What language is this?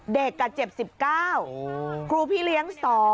Thai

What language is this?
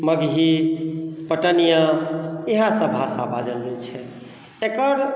Maithili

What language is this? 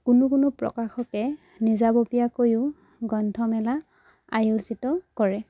Assamese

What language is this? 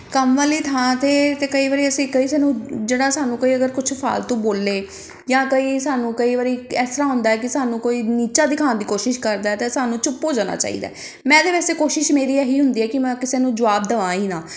Punjabi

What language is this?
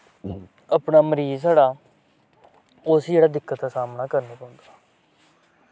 Dogri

